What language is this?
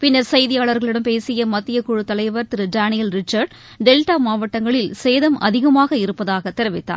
Tamil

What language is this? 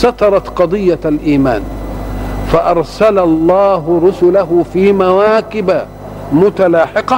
Arabic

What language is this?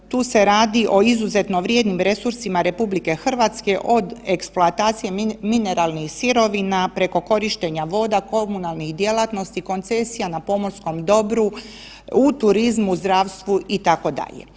Croatian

